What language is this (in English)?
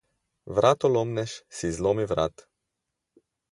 Slovenian